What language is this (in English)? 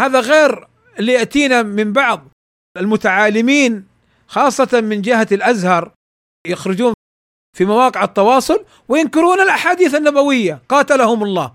Arabic